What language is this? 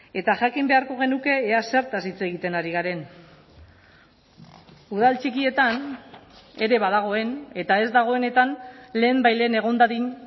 Basque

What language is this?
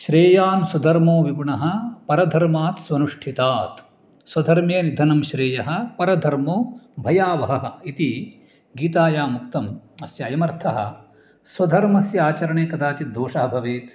Sanskrit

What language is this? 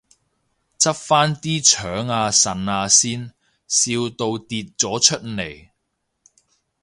Cantonese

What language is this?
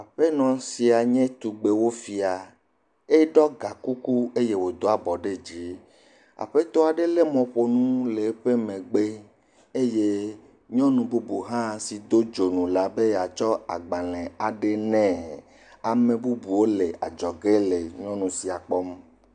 Ewe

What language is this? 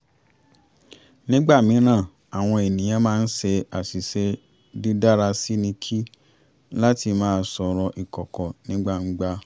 Yoruba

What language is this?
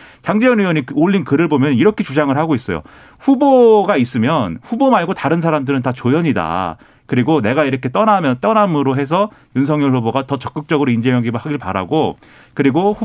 Korean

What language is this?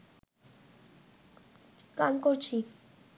Bangla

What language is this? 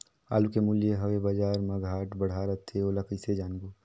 Chhattisgarhi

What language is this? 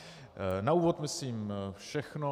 Czech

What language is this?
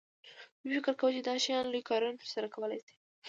Pashto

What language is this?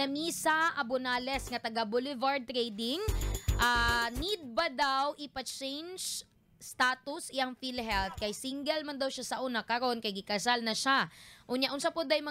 Filipino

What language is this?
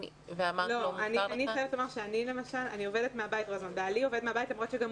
Hebrew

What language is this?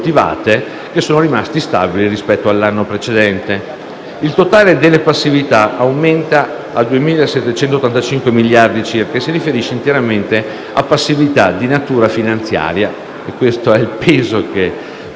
Italian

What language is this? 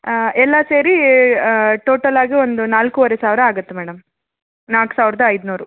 Kannada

